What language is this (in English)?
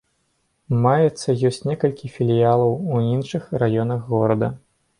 Belarusian